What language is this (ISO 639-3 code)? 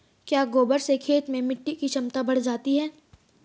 hin